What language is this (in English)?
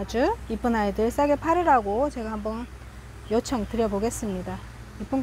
Korean